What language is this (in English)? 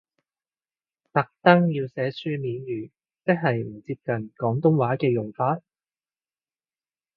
Cantonese